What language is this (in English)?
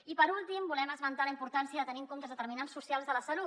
Catalan